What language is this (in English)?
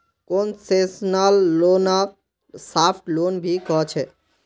Magahi